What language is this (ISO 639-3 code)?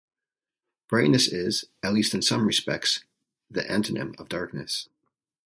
eng